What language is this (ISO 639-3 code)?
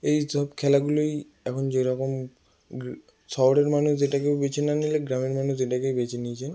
ben